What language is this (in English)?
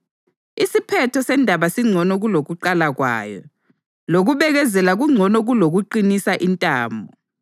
North Ndebele